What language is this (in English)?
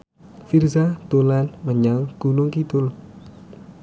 Javanese